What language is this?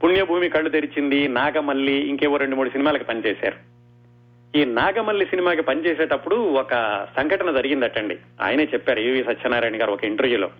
Telugu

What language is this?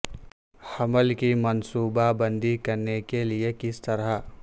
Urdu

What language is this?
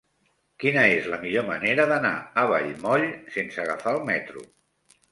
Catalan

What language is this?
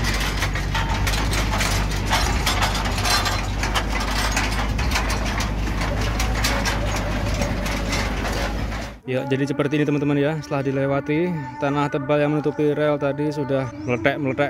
Indonesian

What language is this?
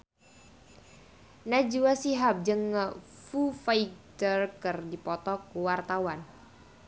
Sundanese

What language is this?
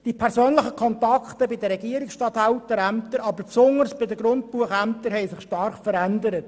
Swiss German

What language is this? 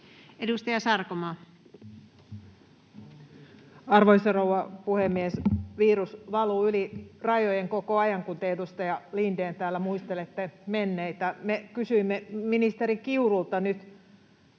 Finnish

